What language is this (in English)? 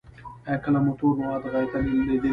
Pashto